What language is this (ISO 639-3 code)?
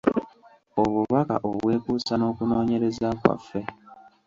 lug